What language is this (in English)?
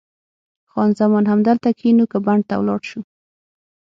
Pashto